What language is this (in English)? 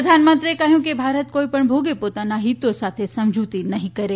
Gujarati